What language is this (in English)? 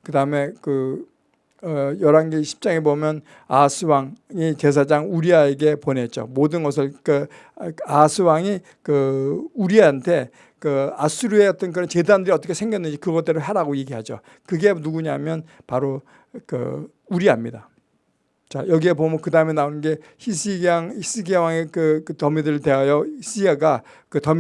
Korean